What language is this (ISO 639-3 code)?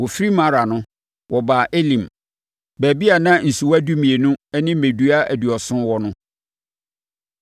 aka